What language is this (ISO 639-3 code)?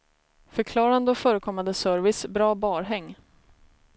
swe